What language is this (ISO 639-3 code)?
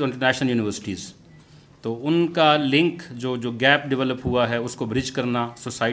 urd